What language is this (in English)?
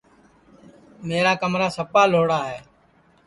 Sansi